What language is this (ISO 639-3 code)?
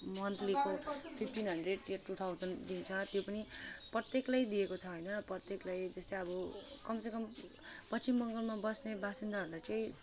nep